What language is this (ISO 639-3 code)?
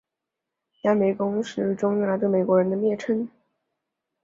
zho